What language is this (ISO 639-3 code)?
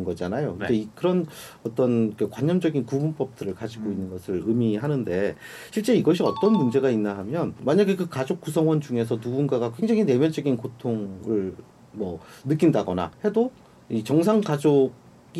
kor